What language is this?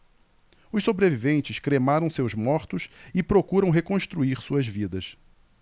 Portuguese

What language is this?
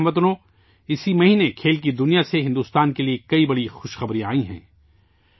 Urdu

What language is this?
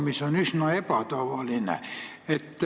Estonian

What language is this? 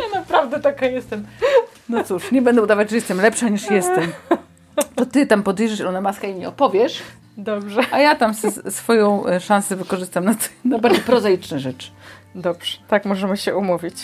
Polish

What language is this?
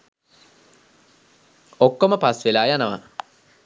Sinhala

